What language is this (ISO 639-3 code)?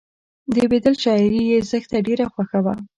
pus